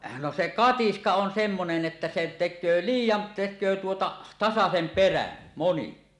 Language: Finnish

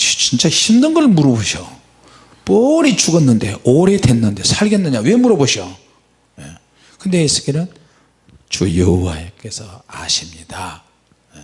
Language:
Korean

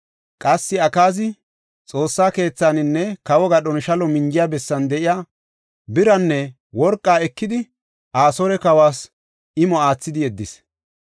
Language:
Gofa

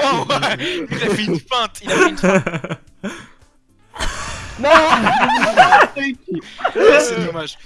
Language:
French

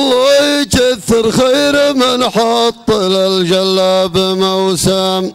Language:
Arabic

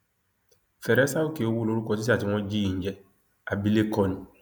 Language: Yoruba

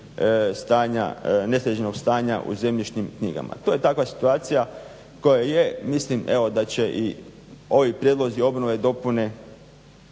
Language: Croatian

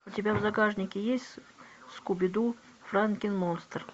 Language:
Russian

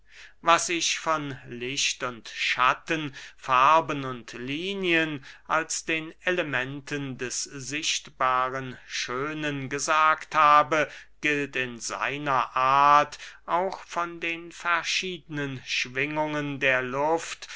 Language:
German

